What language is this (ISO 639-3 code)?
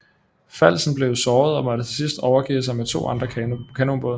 dan